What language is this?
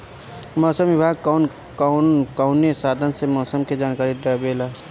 Bhojpuri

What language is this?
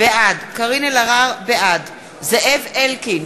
Hebrew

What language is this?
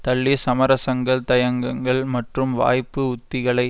Tamil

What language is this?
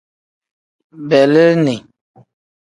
Tem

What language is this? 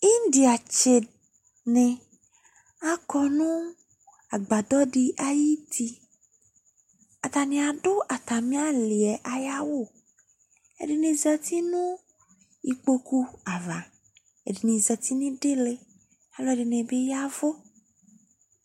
Ikposo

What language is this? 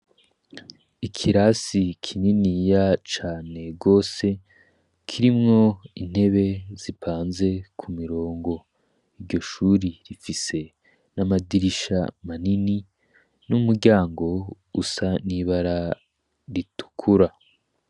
Rundi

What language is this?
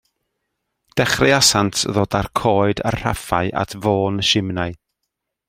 Welsh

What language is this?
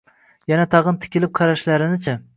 Uzbek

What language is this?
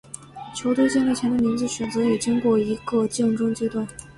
Chinese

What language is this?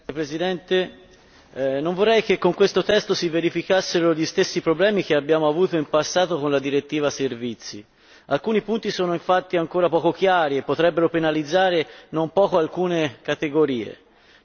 Italian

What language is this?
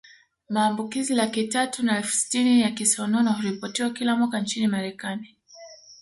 Swahili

